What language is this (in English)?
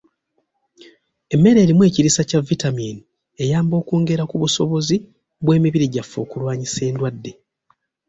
Ganda